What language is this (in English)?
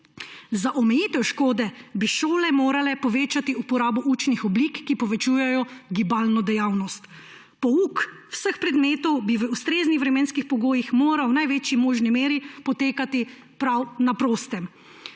Slovenian